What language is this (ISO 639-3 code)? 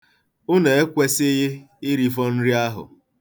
ibo